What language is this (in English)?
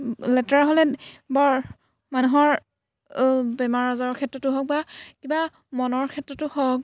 Assamese